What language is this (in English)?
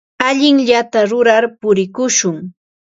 Ambo-Pasco Quechua